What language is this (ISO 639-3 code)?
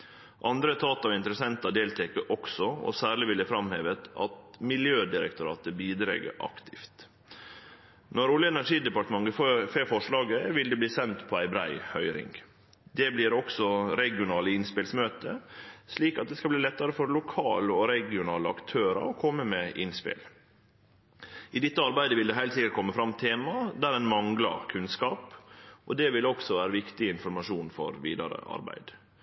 nno